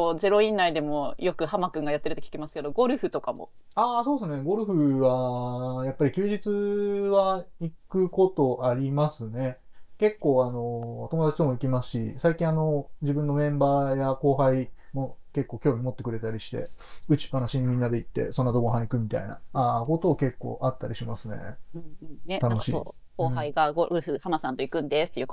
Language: Japanese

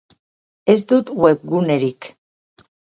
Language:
Basque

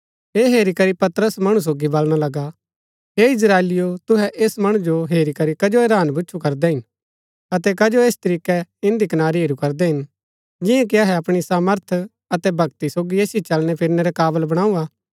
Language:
Gaddi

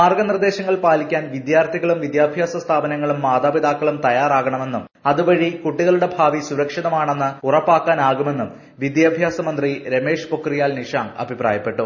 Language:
Malayalam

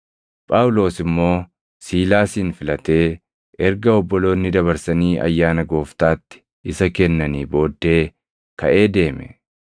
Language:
Oromo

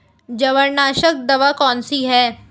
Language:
Hindi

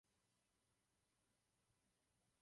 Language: Czech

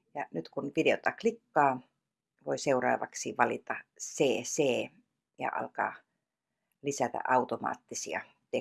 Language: Finnish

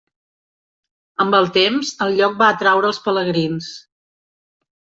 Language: Catalan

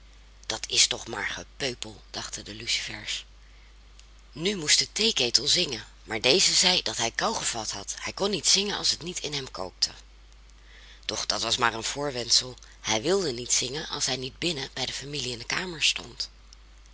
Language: Dutch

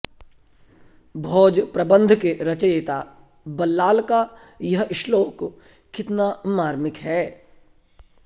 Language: Sanskrit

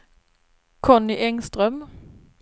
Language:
Swedish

